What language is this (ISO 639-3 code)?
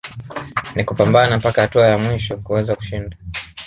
swa